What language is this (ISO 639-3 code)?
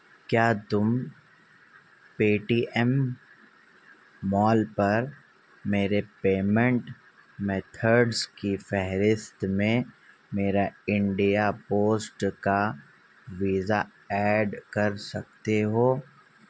urd